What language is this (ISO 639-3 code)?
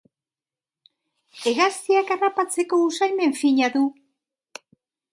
eus